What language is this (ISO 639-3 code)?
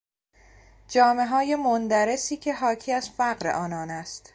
fas